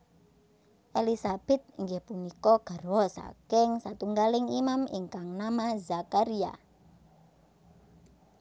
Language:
Javanese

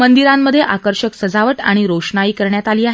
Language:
Marathi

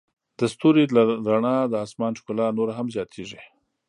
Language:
Pashto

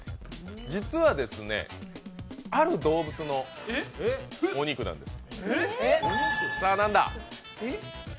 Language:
Japanese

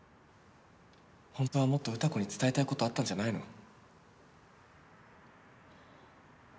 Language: Japanese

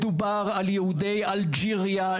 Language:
Hebrew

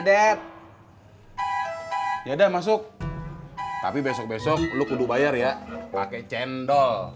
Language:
Indonesian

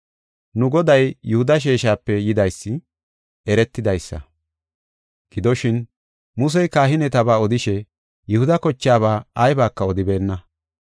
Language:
Gofa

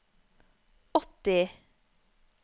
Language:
Norwegian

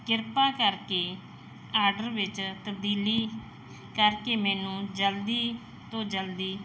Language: Punjabi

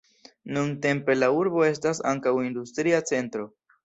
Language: Esperanto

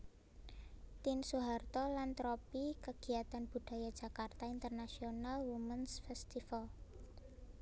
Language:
Javanese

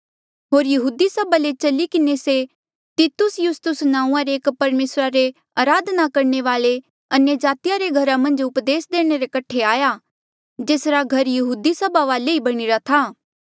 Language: Mandeali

